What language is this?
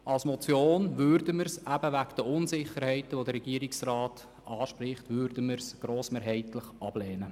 Swiss German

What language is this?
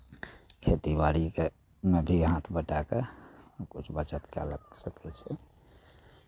Maithili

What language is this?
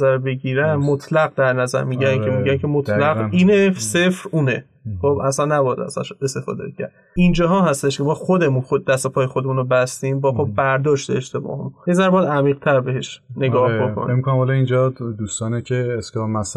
Persian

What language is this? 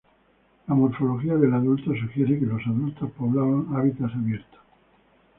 Spanish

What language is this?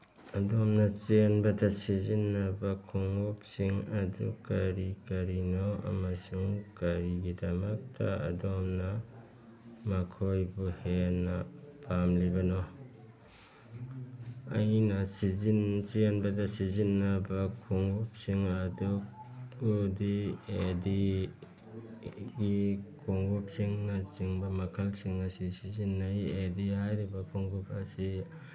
Manipuri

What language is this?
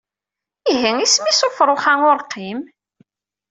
Kabyle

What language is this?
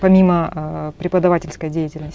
Kazakh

